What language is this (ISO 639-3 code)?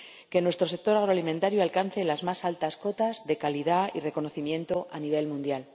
spa